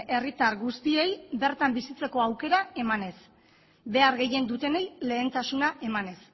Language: Basque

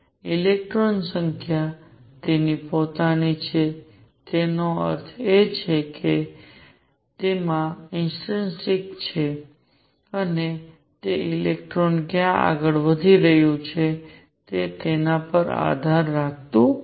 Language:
Gujarati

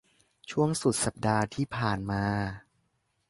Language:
Thai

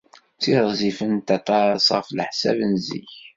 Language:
Kabyle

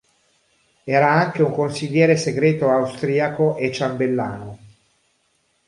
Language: Italian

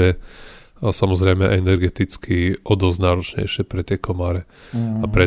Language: Slovak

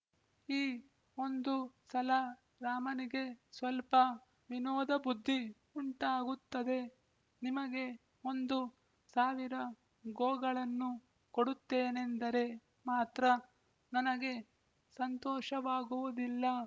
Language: Kannada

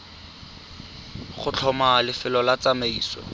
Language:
Tswana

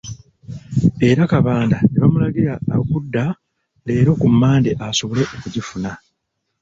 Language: Ganda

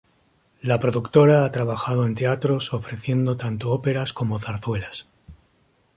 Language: Spanish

